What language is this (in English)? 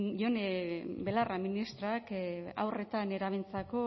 Basque